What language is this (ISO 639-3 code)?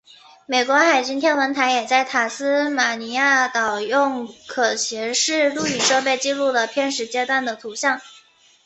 zho